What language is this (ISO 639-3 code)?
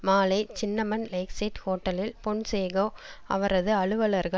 tam